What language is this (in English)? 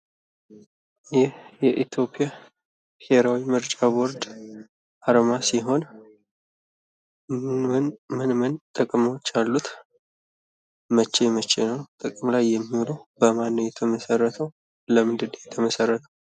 Amharic